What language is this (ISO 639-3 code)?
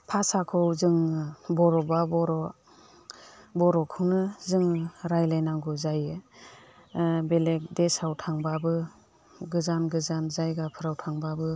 brx